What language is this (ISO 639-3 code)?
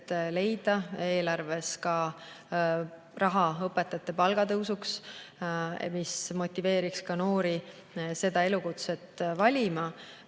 est